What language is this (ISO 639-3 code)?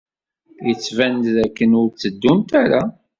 kab